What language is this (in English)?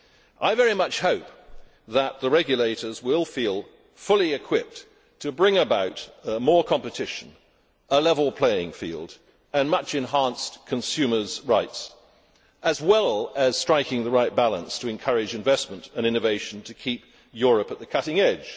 English